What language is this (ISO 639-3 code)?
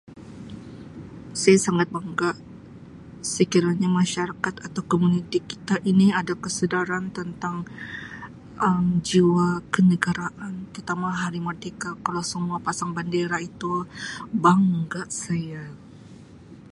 msi